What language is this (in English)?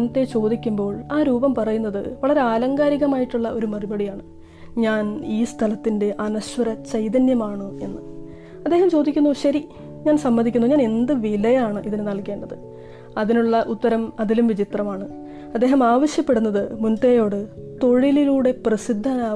Malayalam